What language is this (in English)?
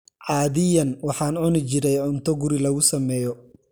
Somali